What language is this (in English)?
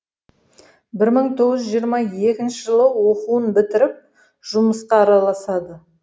Kazakh